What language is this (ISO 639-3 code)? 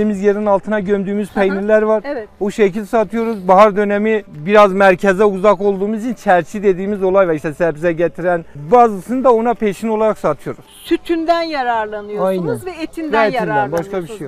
tur